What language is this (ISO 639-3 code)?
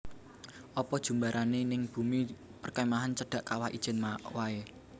jav